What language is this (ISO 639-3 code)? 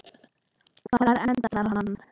isl